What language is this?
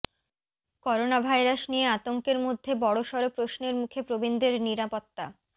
Bangla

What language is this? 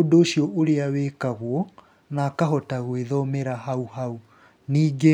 Kikuyu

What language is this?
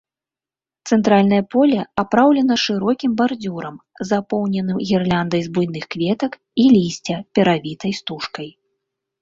Belarusian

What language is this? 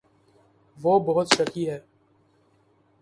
Urdu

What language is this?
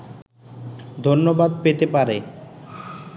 Bangla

